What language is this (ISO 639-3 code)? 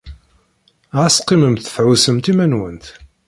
kab